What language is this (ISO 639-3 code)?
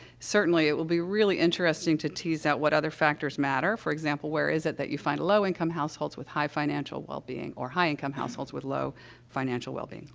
eng